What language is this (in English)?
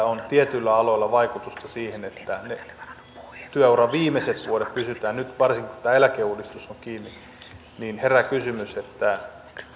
Finnish